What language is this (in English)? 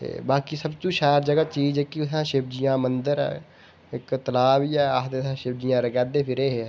Dogri